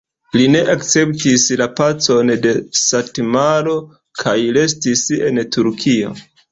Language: Esperanto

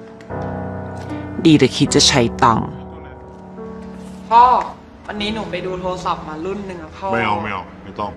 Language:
Thai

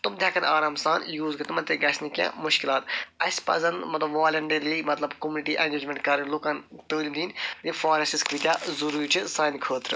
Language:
Kashmiri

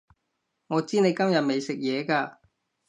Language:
Cantonese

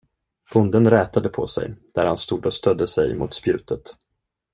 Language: Swedish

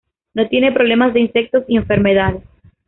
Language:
Spanish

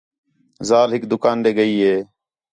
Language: Khetrani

